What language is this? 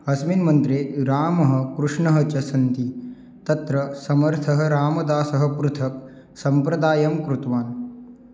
Sanskrit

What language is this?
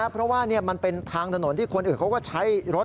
Thai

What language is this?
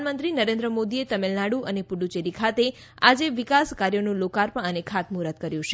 Gujarati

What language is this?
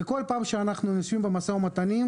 Hebrew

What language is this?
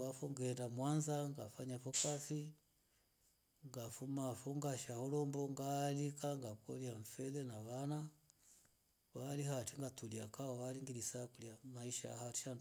Rombo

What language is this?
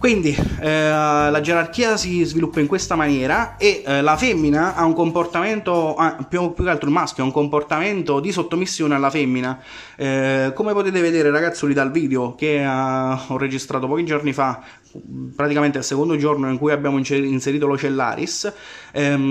Italian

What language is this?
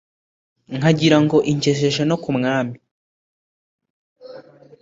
Kinyarwanda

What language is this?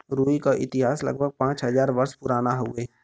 Bhojpuri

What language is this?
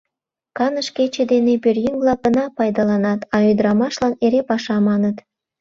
Mari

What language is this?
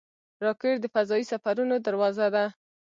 Pashto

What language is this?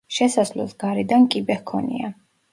Georgian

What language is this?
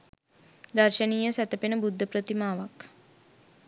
Sinhala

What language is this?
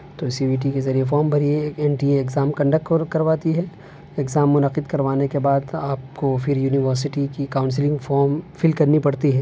Urdu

